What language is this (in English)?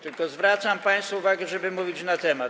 Polish